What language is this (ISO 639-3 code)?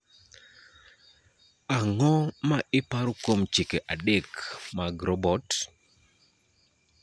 luo